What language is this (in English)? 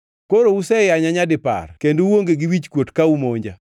Luo (Kenya and Tanzania)